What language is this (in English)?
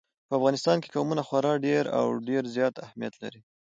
Pashto